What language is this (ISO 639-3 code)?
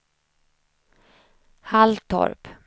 swe